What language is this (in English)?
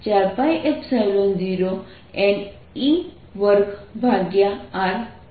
Gujarati